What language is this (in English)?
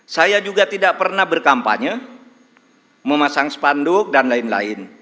Indonesian